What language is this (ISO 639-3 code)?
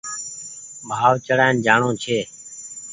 gig